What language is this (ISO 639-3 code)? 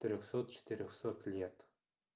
rus